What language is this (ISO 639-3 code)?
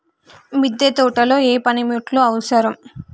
tel